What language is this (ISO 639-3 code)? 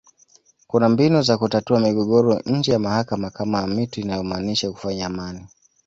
swa